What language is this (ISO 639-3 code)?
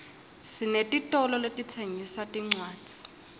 ssw